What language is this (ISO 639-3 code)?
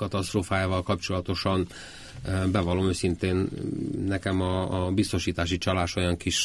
hun